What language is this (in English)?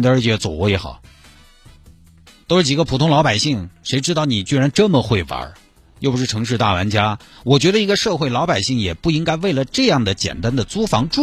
Chinese